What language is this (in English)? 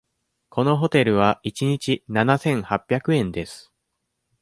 Japanese